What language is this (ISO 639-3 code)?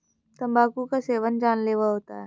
hin